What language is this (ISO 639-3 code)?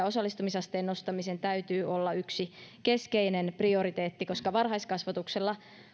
fin